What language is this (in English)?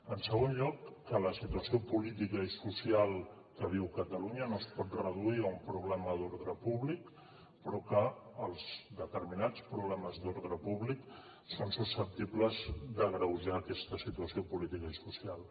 Catalan